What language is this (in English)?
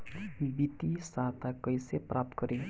Bhojpuri